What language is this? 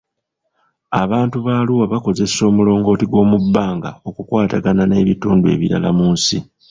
Ganda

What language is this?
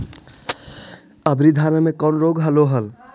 Magahi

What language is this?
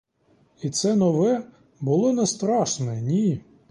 Ukrainian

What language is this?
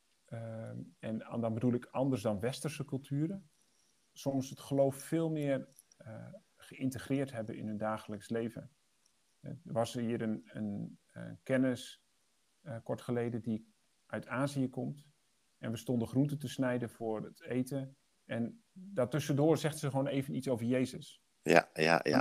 Dutch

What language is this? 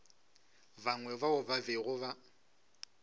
Northern Sotho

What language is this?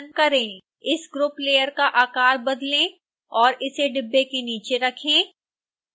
Hindi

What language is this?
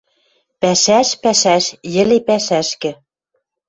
Western Mari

